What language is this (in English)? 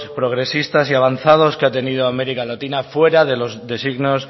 Spanish